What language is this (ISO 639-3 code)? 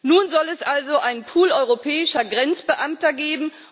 deu